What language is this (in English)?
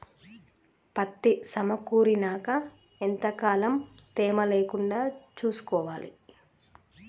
Telugu